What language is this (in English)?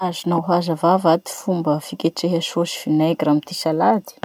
Masikoro Malagasy